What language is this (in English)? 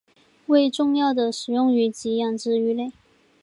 Chinese